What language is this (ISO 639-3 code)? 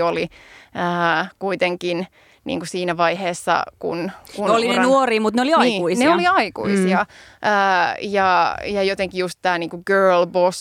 fin